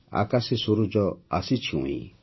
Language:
Odia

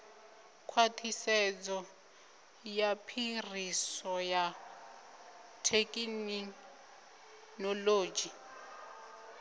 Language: Venda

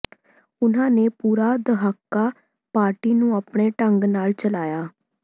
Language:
Punjabi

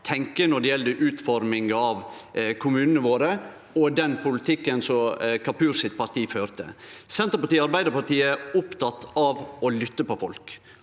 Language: Norwegian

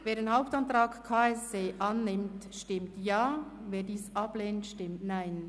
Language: Swiss German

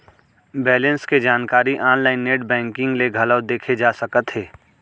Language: Chhattisgarhi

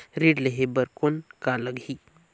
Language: Chhattisgarhi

